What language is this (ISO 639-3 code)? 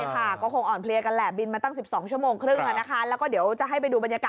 tha